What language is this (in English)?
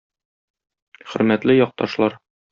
Tatar